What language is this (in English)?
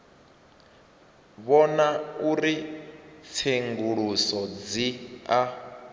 Venda